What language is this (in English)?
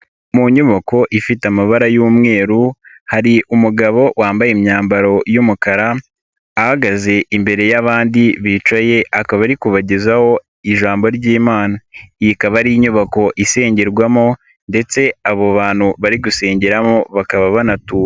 Kinyarwanda